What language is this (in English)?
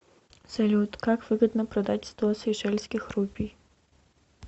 Russian